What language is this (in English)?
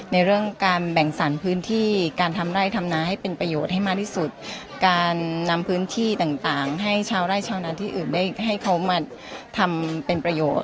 Thai